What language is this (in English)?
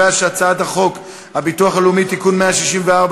Hebrew